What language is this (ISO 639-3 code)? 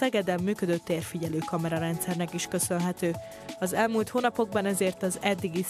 hun